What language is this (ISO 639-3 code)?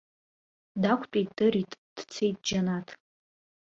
abk